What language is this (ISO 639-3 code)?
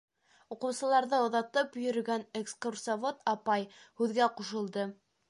bak